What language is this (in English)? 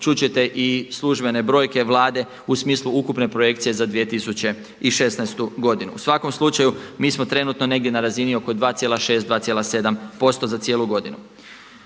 Croatian